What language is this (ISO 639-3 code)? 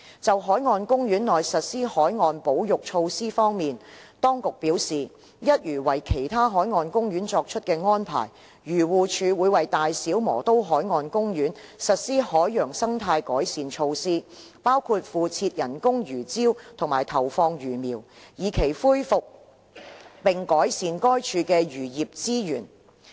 yue